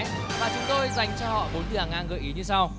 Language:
Vietnamese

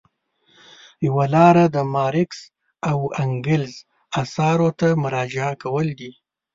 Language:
Pashto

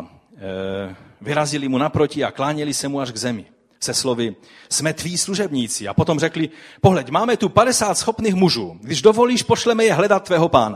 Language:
Czech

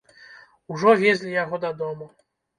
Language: Belarusian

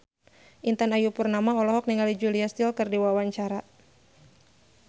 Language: Sundanese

